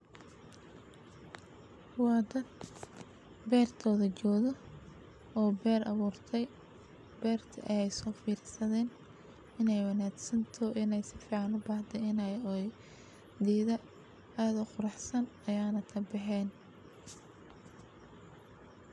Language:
Somali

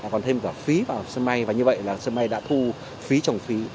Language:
Vietnamese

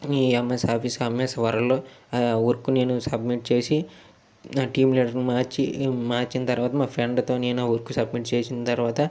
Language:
Telugu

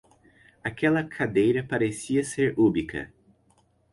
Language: Portuguese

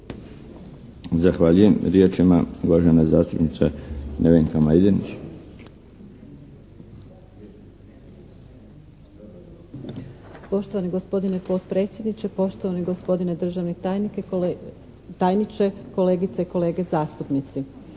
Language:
Croatian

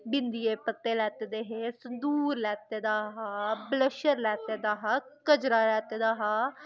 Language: Dogri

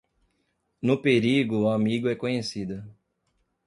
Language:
Portuguese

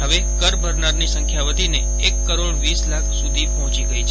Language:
Gujarati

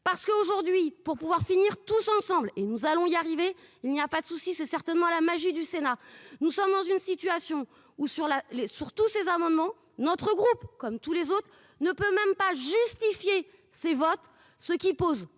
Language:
French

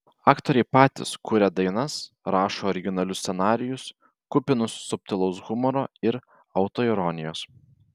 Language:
Lithuanian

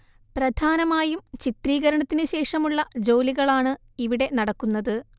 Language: Malayalam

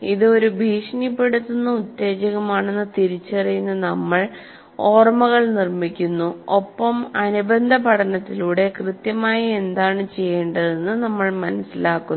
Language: Malayalam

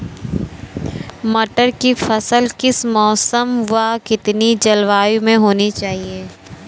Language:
Hindi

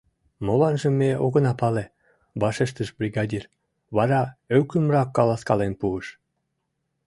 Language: Mari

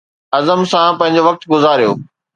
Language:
Sindhi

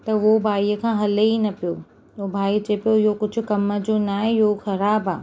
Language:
Sindhi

